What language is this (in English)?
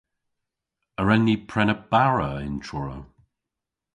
Cornish